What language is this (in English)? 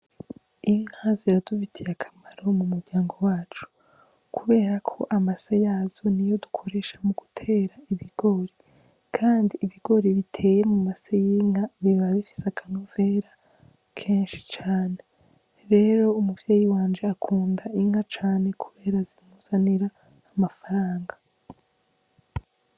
Rundi